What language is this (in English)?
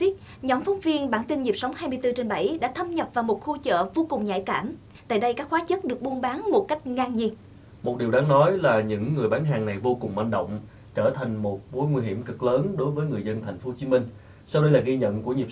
Vietnamese